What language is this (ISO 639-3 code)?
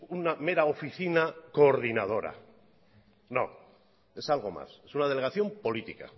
spa